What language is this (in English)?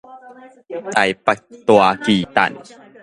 Min Nan Chinese